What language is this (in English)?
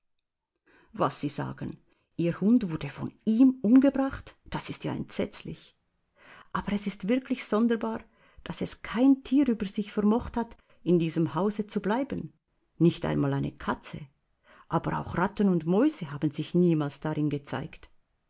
German